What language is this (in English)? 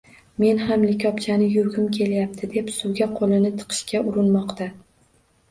Uzbek